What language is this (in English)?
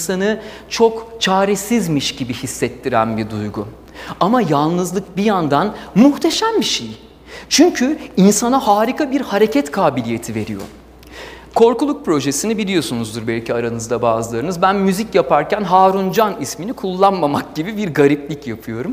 Turkish